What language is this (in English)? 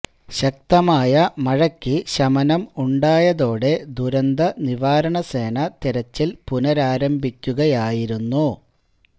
Malayalam